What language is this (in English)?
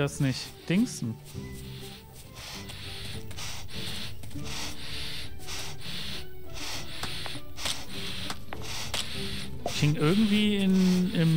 German